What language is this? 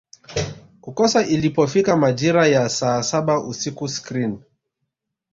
Swahili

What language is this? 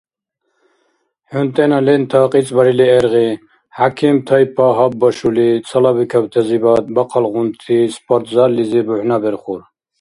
Dargwa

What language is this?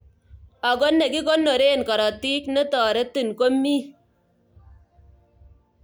Kalenjin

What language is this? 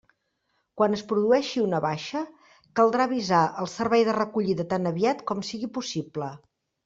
Catalan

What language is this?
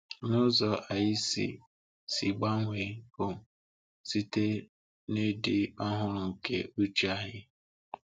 Igbo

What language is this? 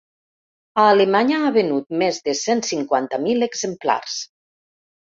Catalan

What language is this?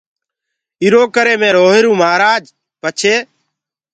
Gurgula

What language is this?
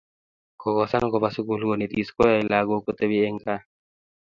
Kalenjin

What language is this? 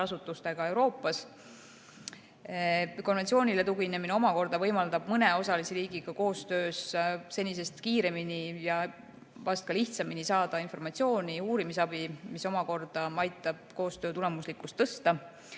Estonian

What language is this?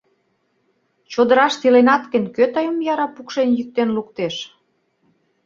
Mari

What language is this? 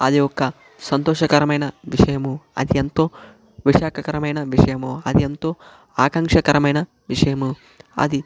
Telugu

